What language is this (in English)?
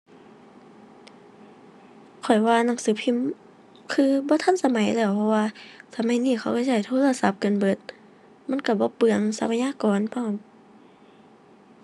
Thai